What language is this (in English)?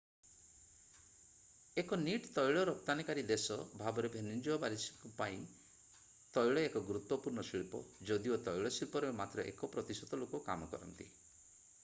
Odia